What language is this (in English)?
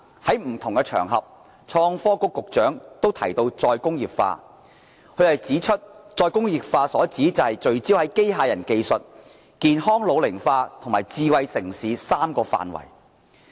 Cantonese